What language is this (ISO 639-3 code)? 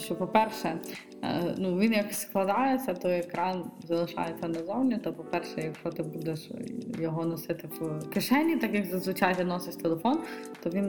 ukr